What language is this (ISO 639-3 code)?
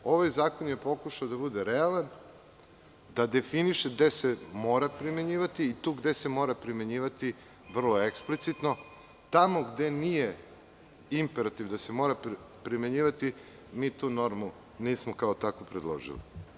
srp